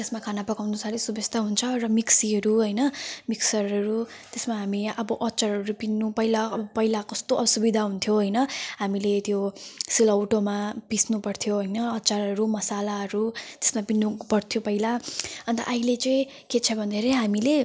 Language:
Nepali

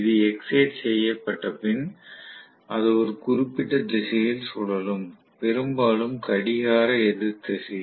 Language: Tamil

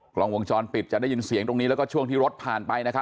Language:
Thai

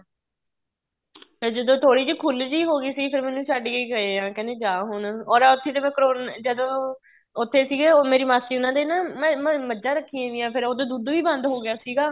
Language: Punjabi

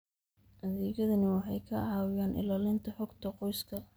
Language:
Somali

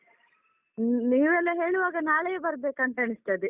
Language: Kannada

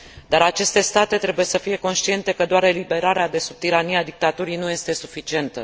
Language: Romanian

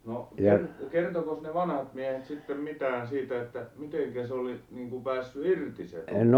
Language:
Finnish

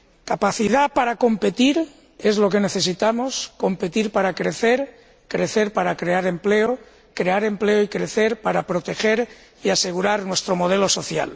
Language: Spanish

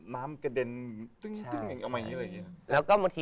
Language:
Thai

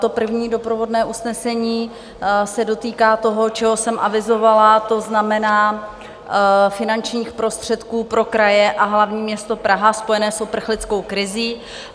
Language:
Czech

